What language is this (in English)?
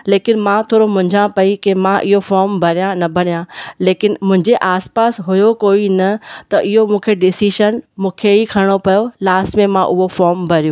Sindhi